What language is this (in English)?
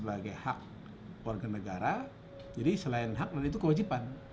Indonesian